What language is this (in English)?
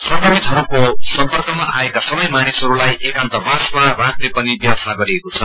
Nepali